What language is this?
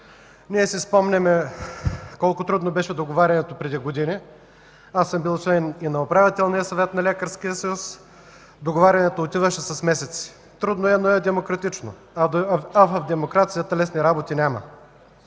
Bulgarian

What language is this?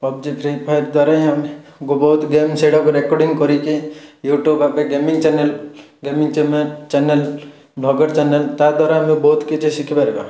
Odia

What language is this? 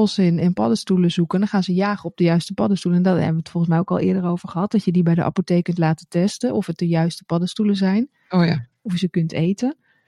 Dutch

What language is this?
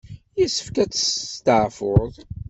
Kabyle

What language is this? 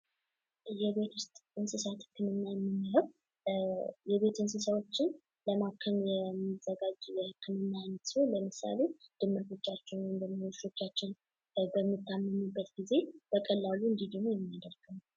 Amharic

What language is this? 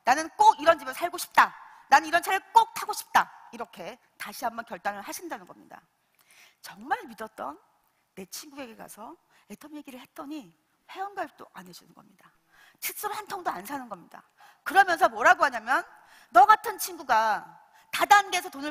Korean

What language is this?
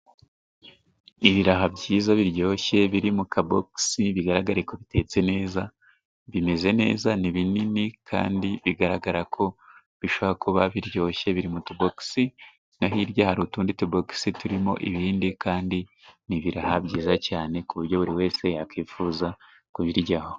Kinyarwanda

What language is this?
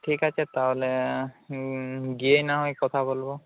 Bangla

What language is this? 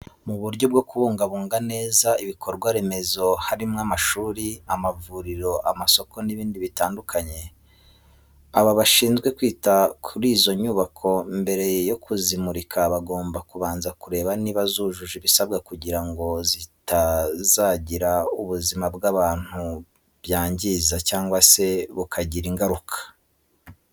Kinyarwanda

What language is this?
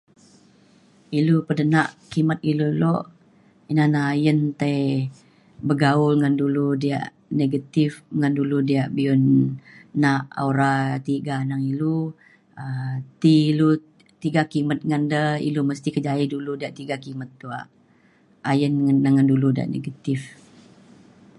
Mainstream Kenyah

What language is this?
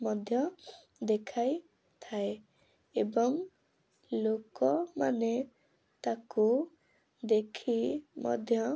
Odia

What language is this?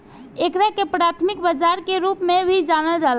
Bhojpuri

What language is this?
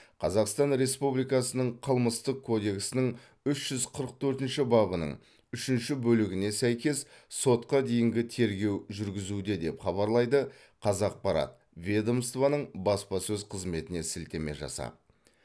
Kazakh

